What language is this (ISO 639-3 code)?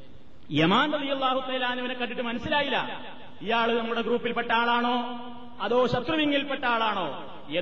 mal